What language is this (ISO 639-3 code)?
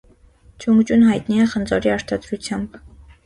hye